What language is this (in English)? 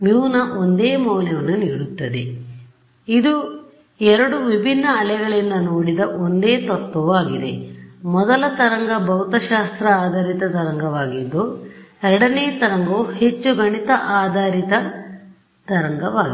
Kannada